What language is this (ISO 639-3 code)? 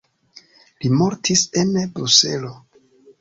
epo